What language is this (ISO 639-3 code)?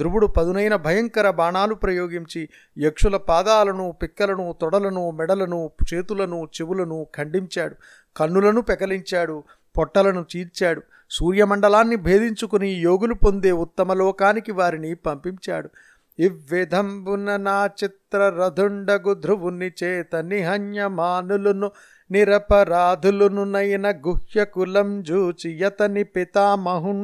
tel